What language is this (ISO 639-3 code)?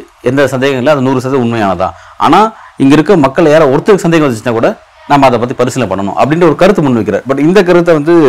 tam